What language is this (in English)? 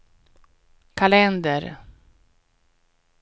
Swedish